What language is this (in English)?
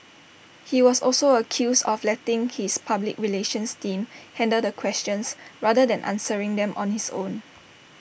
English